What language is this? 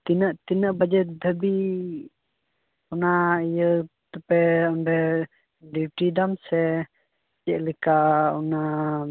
Santali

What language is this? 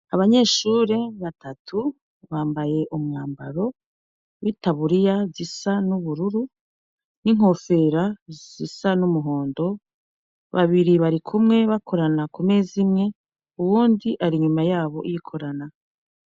Rundi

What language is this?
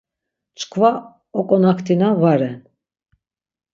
Laz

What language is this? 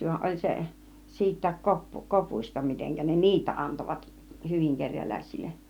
Finnish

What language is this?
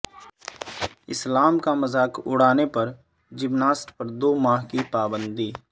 Urdu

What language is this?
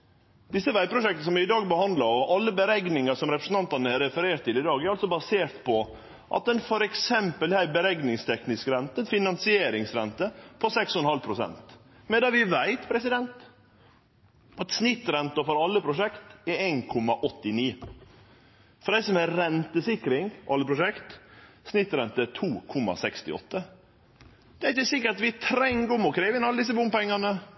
Norwegian Nynorsk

